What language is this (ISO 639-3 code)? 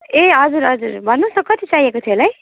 nep